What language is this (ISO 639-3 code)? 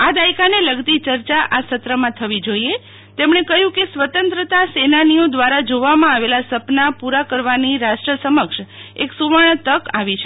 guj